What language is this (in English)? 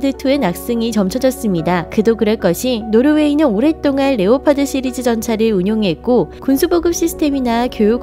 Korean